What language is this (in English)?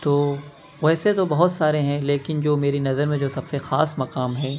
Urdu